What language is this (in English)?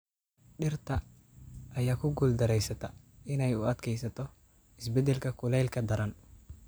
Somali